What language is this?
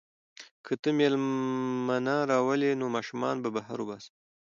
Pashto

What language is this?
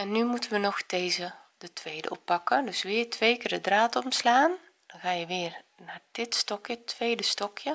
Dutch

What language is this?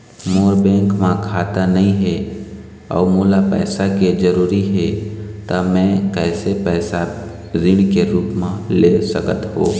Chhattisgarhi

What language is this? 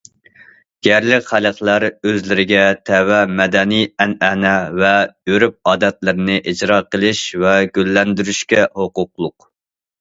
Uyghur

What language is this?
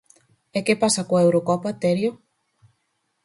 Galician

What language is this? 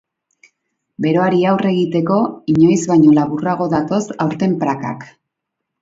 Basque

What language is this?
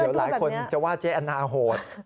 Thai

